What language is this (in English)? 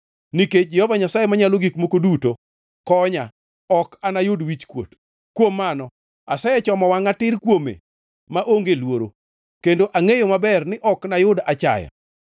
Luo (Kenya and Tanzania)